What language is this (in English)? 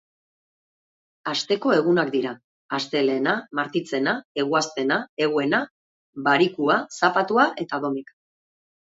Basque